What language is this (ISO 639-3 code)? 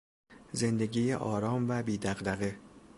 fas